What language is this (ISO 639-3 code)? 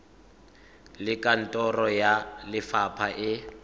tsn